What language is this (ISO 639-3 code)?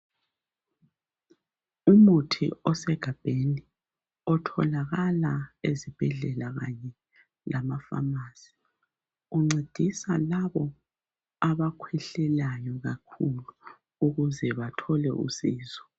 nde